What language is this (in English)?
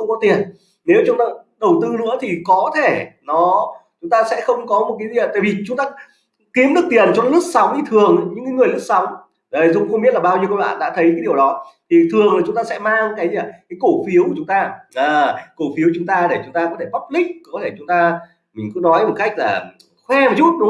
Vietnamese